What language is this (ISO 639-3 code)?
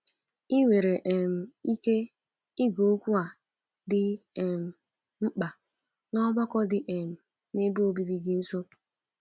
ibo